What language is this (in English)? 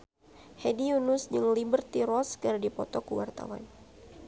Sundanese